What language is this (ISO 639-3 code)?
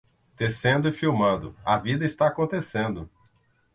por